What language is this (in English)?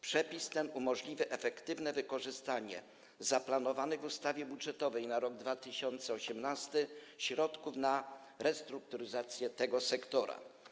Polish